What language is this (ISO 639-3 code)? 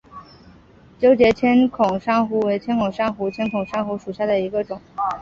zho